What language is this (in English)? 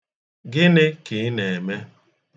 Igbo